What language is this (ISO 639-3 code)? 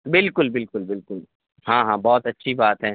urd